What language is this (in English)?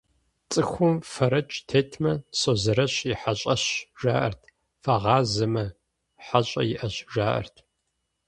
Kabardian